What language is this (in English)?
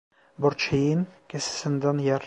Turkish